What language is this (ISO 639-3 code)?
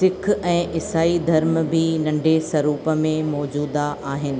snd